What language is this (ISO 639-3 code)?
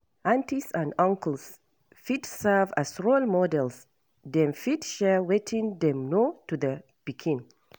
pcm